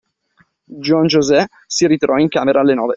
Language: Italian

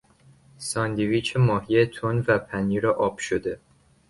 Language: Persian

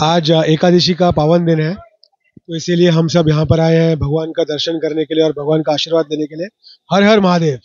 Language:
Hindi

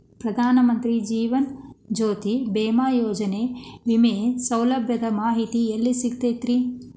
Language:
Kannada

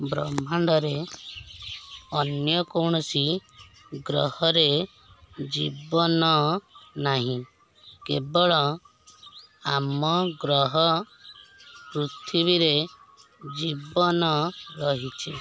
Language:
Odia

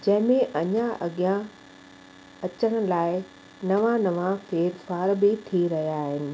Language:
Sindhi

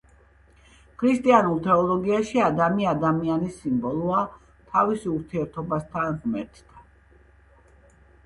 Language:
Georgian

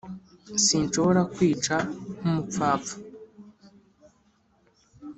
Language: Kinyarwanda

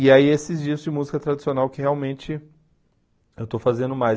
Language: Portuguese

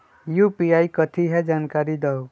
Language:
Magahi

